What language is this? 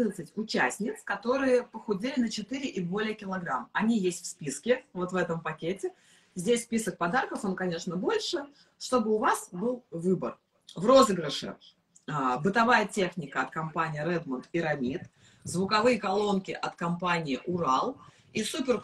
Russian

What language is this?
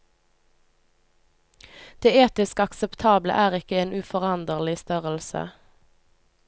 Norwegian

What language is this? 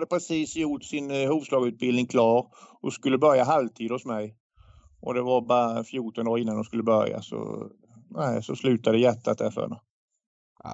Swedish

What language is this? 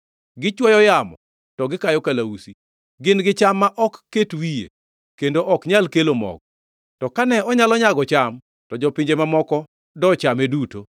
Luo (Kenya and Tanzania)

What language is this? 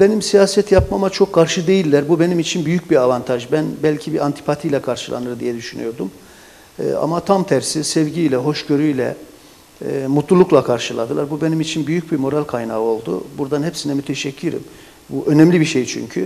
Turkish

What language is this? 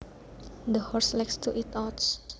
Javanese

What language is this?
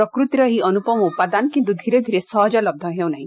Odia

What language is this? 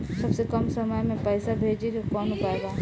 Bhojpuri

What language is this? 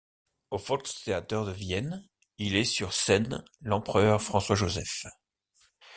French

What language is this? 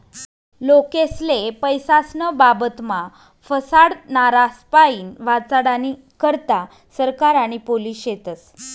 Marathi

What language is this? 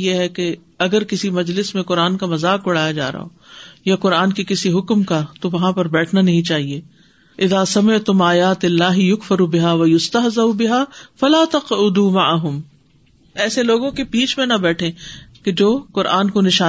Urdu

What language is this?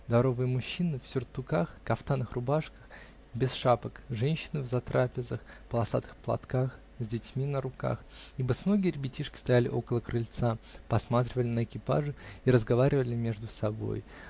Russian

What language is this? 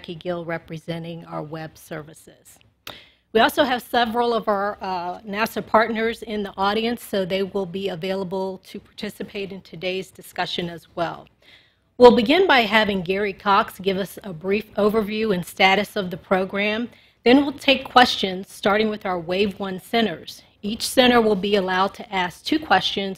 English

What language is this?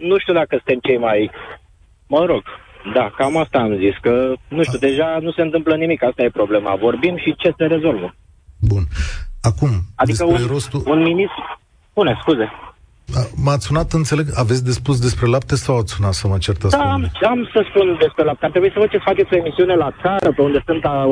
Romanian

